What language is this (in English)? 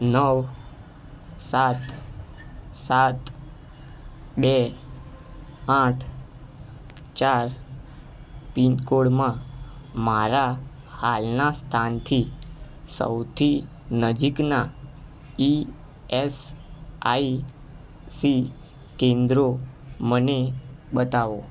Gujarati